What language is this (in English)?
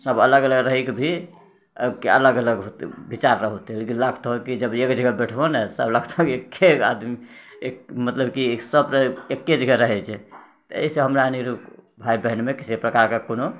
Maithili